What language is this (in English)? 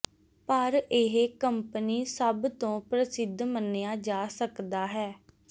Punjabi